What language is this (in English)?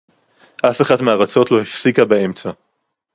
Hebrew